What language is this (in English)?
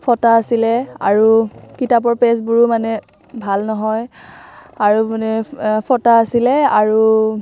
Assamese